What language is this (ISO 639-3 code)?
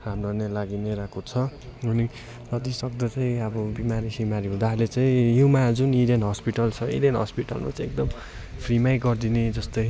nep